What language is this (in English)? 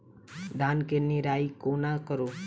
Maithili